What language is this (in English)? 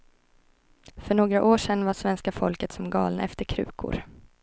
Swedish